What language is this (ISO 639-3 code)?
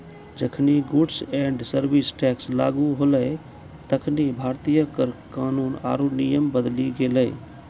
mai